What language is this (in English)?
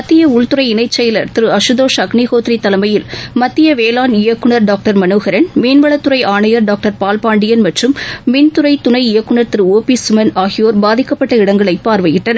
Tamil